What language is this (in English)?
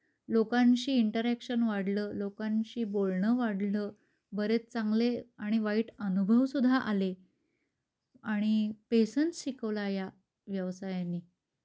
Marathi